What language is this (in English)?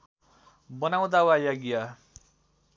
Nepali